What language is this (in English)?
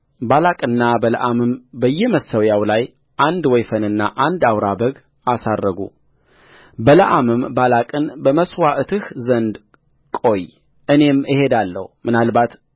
Amharic